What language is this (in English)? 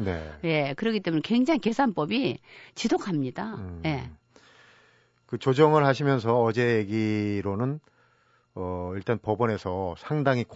Korean